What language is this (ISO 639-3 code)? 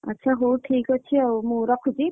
ori